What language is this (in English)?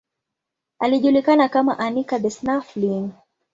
Swahili